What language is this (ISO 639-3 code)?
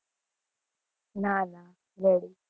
guj